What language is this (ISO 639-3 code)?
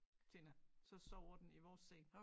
dan